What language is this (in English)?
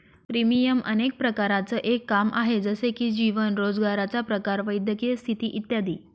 Marathi